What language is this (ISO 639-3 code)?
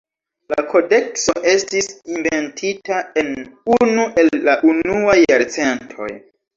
epo